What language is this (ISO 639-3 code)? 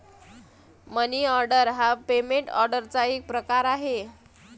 mar